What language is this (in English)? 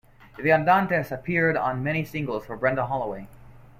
English